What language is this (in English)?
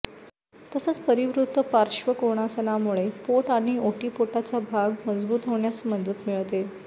Marathi